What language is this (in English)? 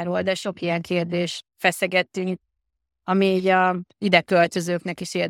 Hungarian